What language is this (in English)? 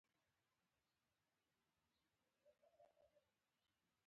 Pashto